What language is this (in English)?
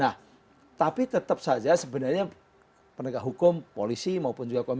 Indonesian